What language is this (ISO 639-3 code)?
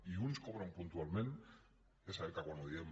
cat